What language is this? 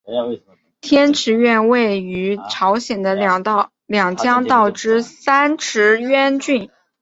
Chinese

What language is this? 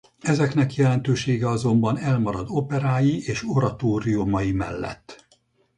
Hungarian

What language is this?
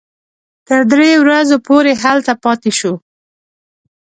Pashto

